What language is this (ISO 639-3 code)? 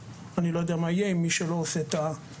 heb